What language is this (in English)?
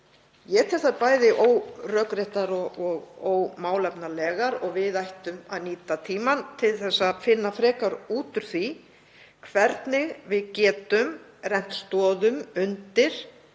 Icelandic